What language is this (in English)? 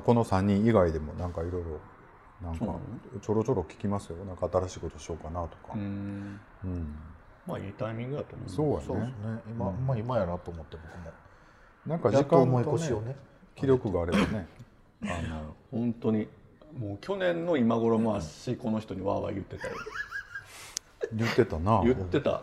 Japanese